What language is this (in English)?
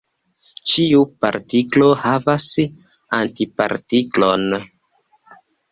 Esperanto